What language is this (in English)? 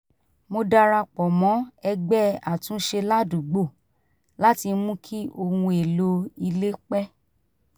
Yoruba